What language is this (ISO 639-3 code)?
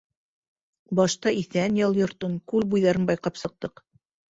bak